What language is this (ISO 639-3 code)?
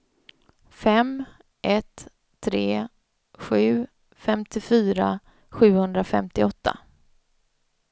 swe